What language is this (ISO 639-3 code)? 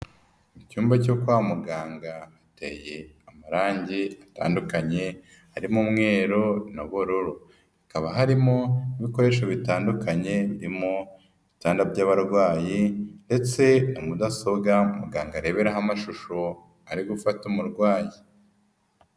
kin